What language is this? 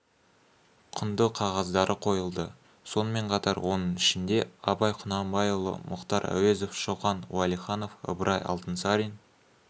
Kazakh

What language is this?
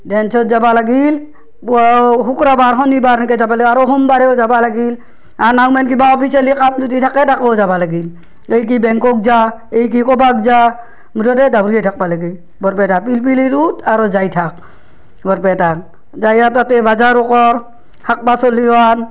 Assamese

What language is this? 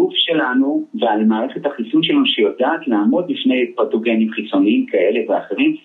Hebrew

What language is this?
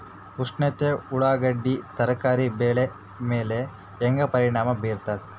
Kannada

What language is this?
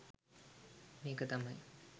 Sinhala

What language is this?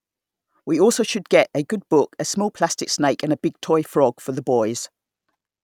English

